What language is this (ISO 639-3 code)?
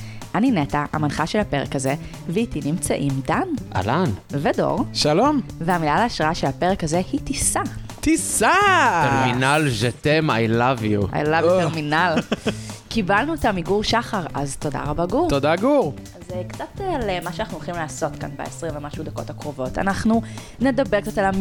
heb